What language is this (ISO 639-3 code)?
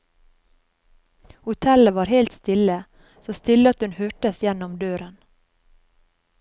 nor